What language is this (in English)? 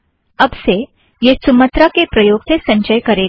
Hindi